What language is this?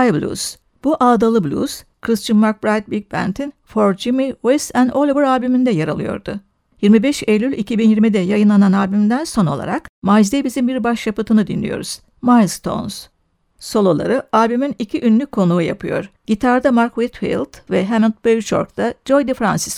Turkish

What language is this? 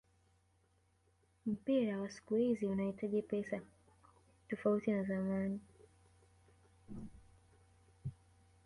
Swahili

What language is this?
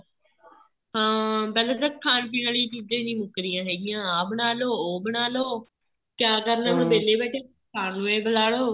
Punjabi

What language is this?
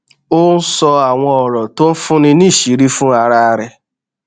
Yoruba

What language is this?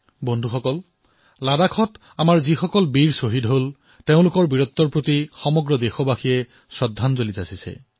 Assamese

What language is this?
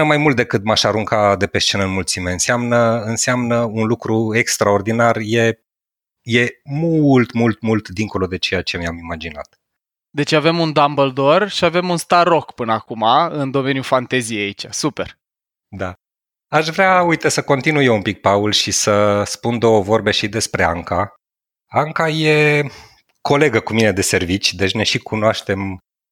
Romanian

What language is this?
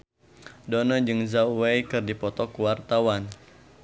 Sundanese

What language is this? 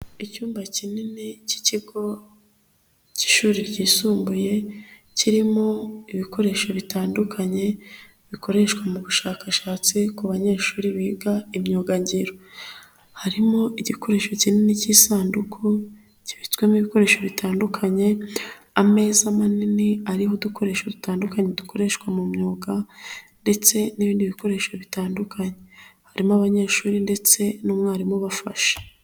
Kinyarwanda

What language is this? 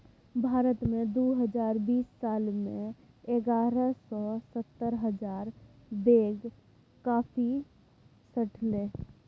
Maithili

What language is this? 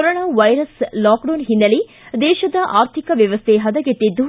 Kannada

